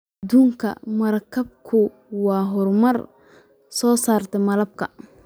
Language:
Somali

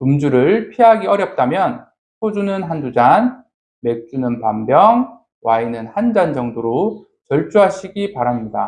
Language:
Korean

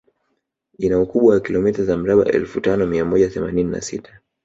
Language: Swahili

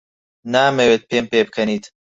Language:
Central Kurdish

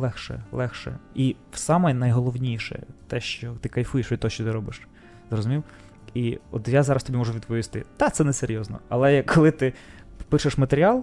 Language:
Ukrainian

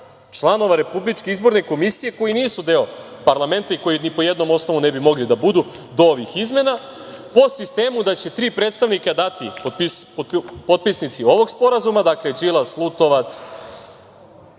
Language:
Serbian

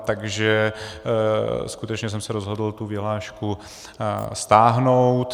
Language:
Czech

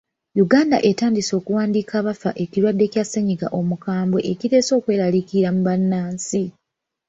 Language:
Ganda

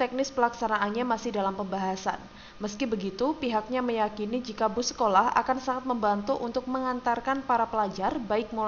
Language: Indonesian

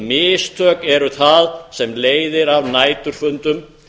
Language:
Icelandic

